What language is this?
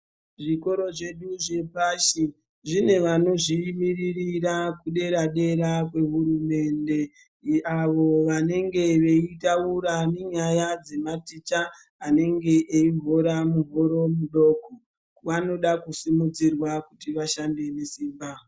Ndau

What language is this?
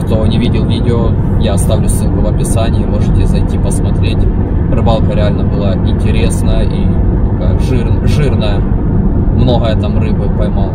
Russian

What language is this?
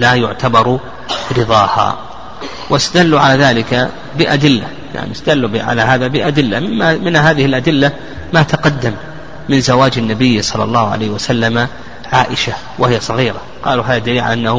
Arabic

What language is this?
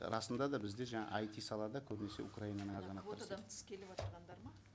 Kazakh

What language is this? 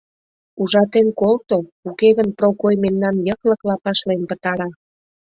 Mari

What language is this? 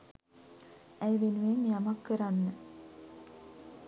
Sinhala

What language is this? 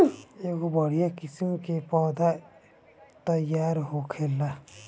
Bhojpuri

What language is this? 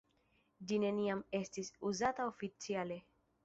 Esperanto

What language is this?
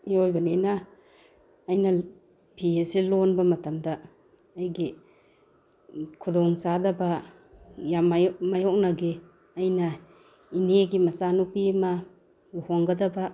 Manipuri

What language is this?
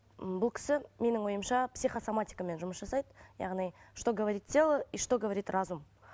Kazakh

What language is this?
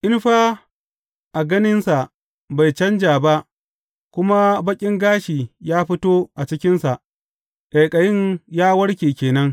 Hausa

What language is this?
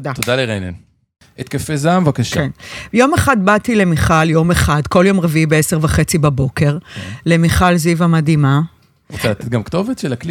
Hebrew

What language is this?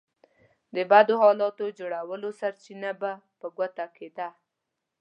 Pashto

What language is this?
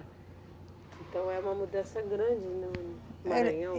Portuguese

